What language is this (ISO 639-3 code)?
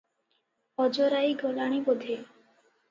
ori